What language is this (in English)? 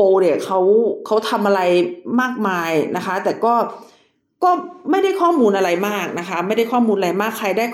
Thai